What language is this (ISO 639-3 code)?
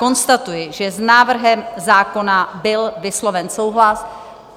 ces